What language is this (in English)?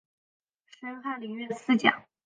Chinese